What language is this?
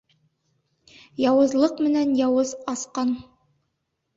Bashkir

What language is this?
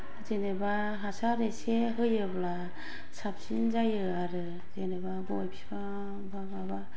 Bodo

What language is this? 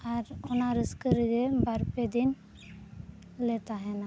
Santali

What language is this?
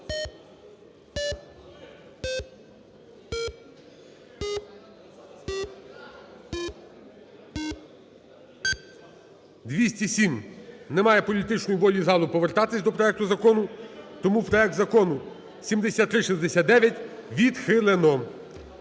Ukrainian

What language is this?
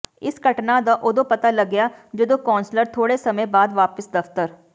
Punjabi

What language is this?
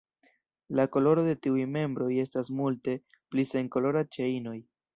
Esperanto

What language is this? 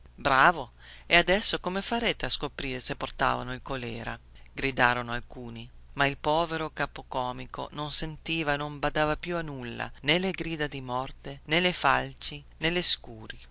Italian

